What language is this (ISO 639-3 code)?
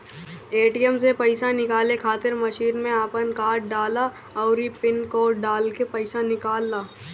bho